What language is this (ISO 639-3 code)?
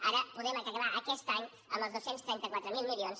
cat